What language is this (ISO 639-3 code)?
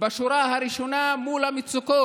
heb